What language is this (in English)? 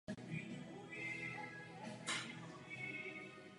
Czech